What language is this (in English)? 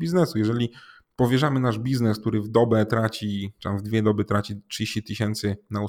Polish